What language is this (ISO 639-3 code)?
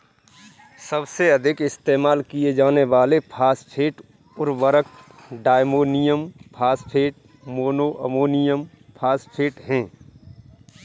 hin